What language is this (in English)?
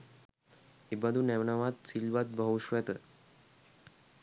Sinhala